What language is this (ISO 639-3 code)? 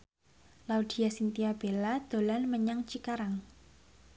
jav